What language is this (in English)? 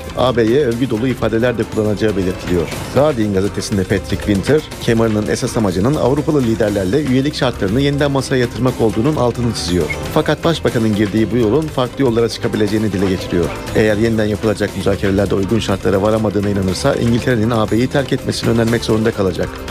Turkish